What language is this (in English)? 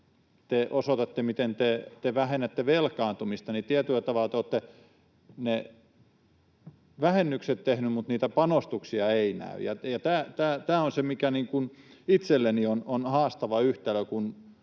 Finnish